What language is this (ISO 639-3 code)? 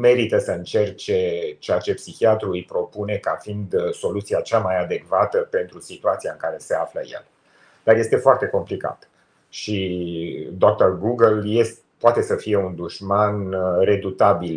ron